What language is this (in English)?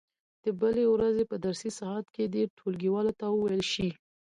Pashto